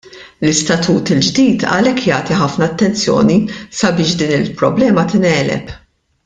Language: Maltese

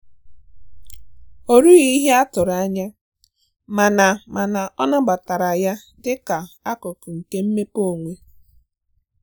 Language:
Igbo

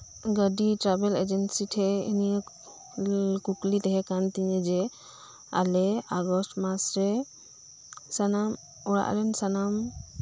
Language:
Santali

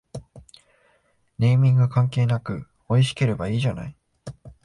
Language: Japanese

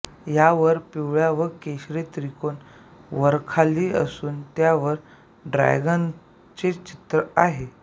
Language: Marathi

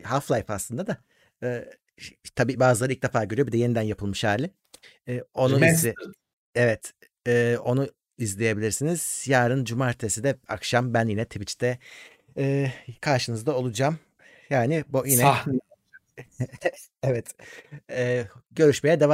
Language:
Turkish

